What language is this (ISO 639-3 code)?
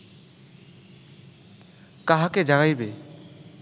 ben